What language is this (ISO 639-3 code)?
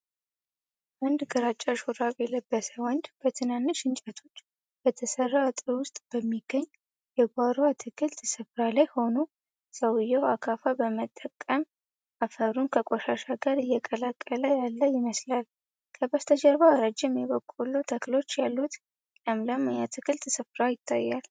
amh